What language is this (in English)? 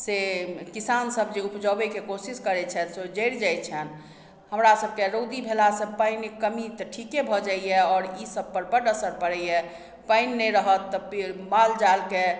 Maithili